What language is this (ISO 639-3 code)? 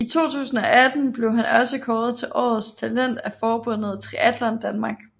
dan